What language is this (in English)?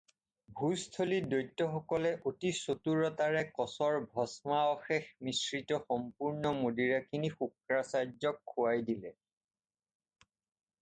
Assamese